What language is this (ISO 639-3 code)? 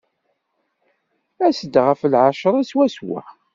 kab